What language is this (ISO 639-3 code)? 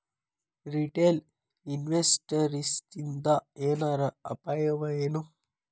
kan